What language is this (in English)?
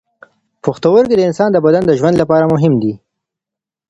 Pashto